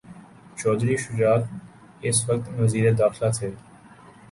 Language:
Urdu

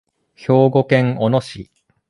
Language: Japanese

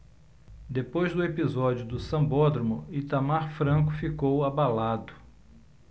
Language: Portuguese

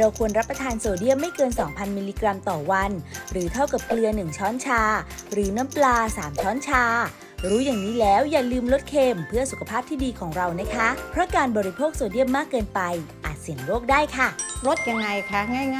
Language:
Thai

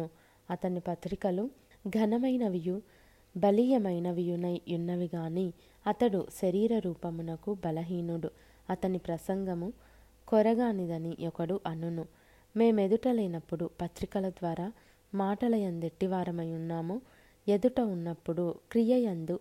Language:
Telugu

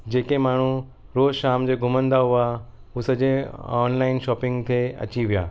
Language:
Sindhi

